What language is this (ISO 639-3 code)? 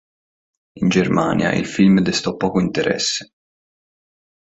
ita